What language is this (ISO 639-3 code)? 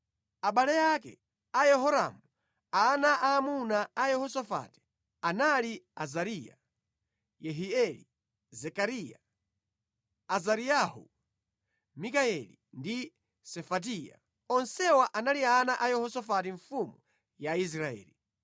nya